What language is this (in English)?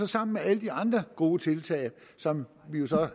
Danish